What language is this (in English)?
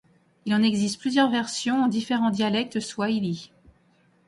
French